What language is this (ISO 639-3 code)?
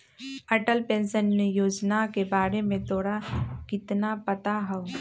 mag